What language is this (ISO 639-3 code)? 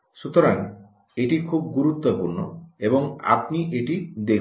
ben